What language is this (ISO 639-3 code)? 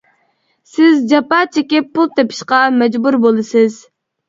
uig